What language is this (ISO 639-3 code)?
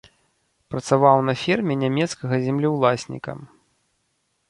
bel